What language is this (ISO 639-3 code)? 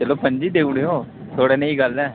doi